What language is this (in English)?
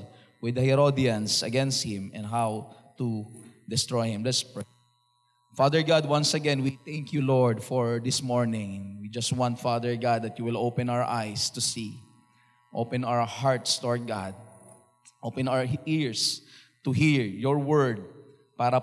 Filipino